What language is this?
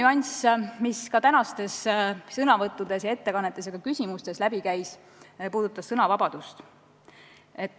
Estonian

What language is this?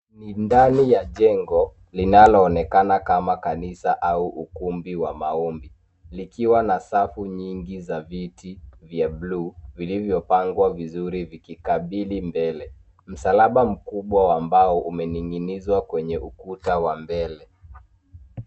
Swahili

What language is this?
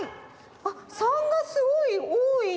Japanese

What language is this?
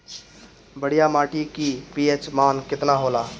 Bhojpuri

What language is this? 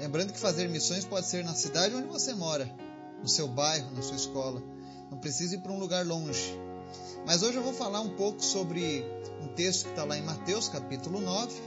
Portuguese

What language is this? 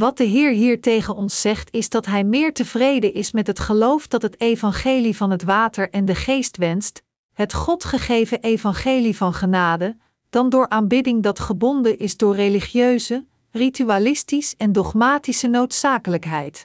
Dutch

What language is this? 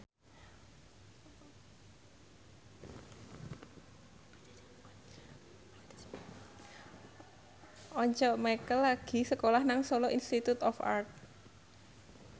Javanese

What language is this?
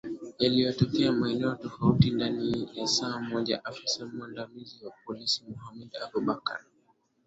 Swahili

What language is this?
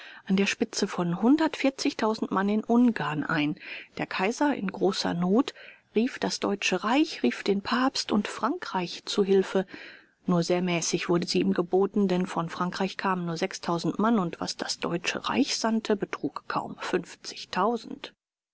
German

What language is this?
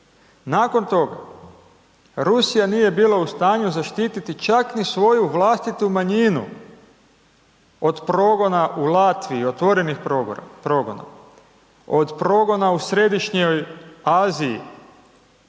Croatian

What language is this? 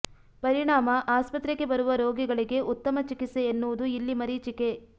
Kannada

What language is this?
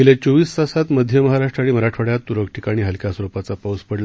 Marathi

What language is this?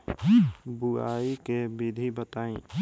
Bhojpuri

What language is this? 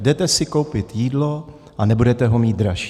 Czech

